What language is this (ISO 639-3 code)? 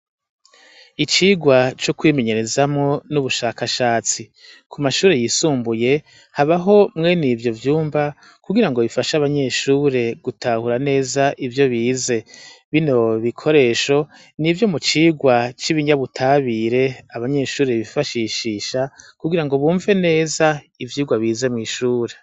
run